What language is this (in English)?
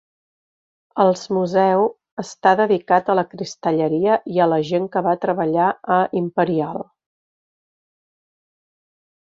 Catalan